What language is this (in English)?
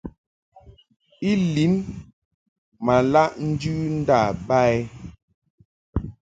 Mungaka